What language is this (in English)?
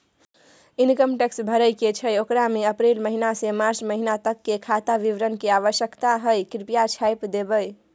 Maithili